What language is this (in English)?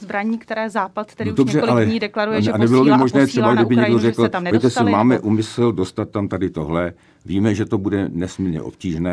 Czech